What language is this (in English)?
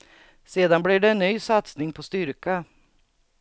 Swedish